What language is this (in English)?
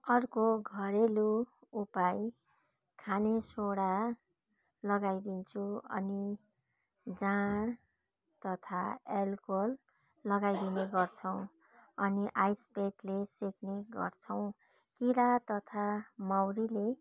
Nepali